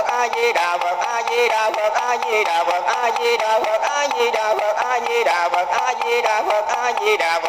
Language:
Vietnamese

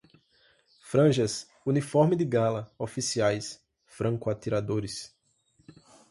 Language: Portuguese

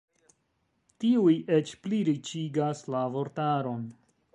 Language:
Esperanto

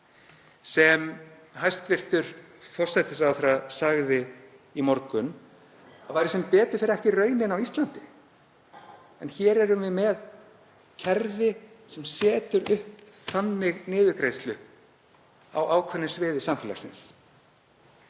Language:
Icelandic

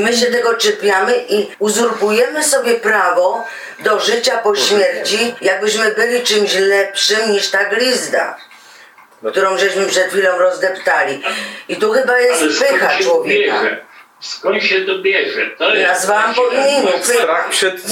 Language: Polish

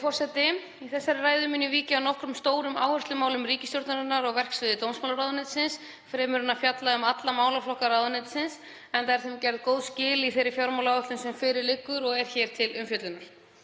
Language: Icelandic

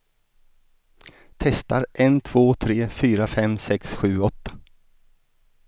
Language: Swedish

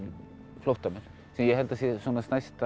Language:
Icelandic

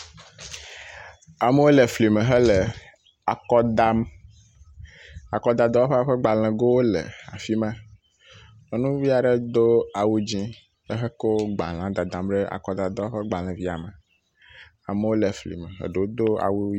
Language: Ewe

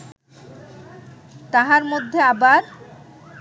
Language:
Bangla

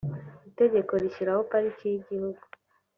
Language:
Kinyarwanda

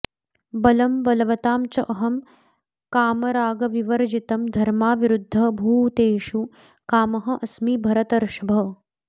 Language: Sanskrit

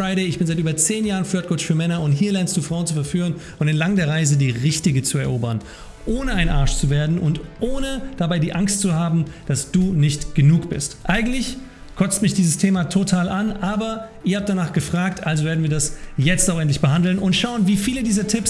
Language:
German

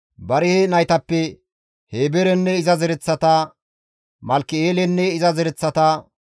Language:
Gamo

